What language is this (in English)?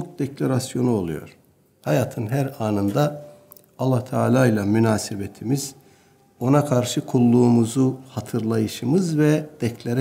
Turkish